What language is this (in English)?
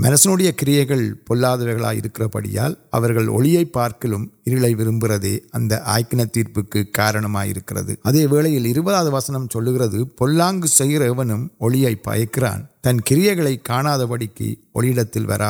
Urdu